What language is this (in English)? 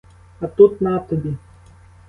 Ukrainian